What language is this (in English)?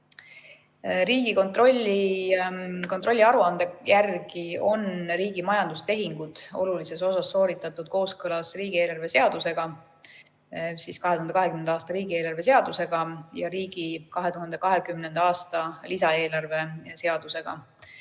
Estonian